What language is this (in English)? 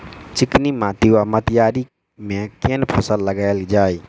Maithili